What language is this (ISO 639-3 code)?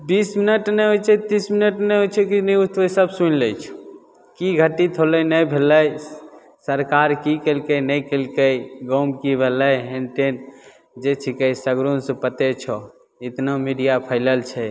mai